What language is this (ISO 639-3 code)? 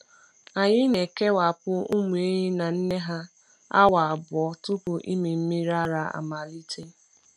ibo